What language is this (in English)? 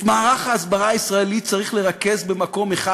Hebrew